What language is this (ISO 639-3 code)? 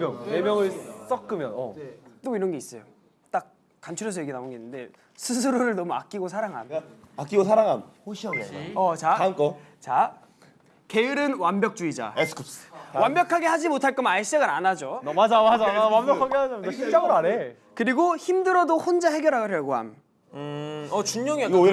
kor